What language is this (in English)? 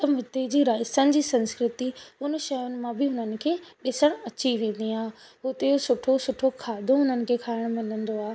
Sindhi